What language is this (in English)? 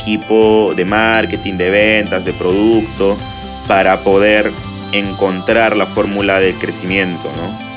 Spanish